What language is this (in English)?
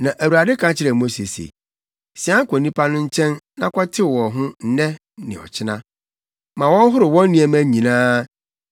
Akan